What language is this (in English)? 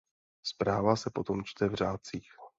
Czech